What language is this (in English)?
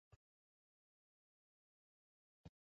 Western Frisian